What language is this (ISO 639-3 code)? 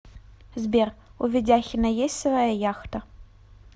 rus